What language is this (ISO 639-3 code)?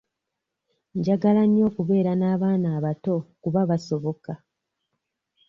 lug